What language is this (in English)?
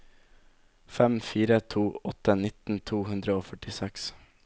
Norwegian